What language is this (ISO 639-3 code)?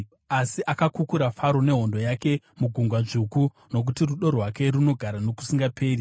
sna